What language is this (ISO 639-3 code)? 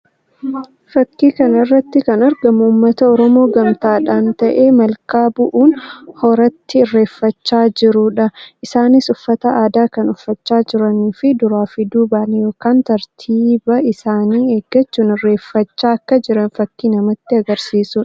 orm